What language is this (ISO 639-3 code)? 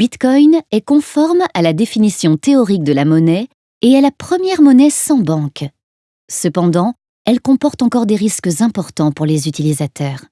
fra